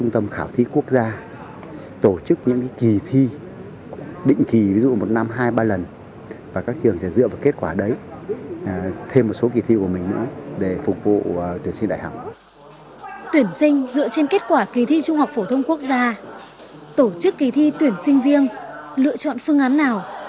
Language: Vietnamese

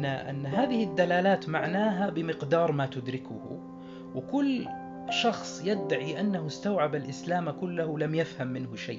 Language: Arabic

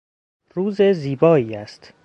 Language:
Persian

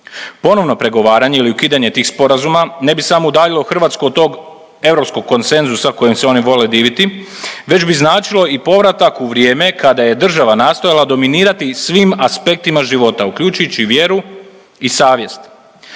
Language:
Croatian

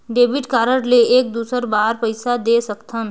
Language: Chhattisgarhi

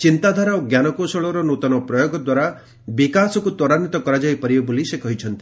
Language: Odia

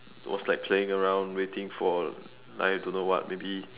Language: English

